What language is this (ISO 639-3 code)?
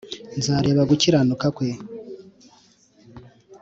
kin